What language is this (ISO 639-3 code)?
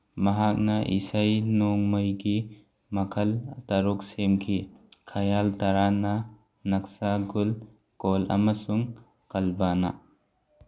mni